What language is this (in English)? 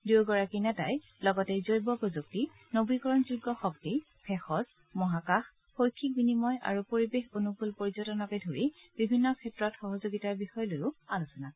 Assamese